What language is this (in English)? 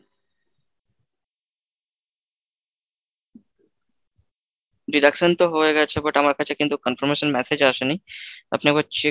Bangla